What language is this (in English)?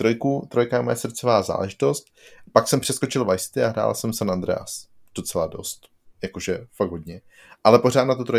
Czech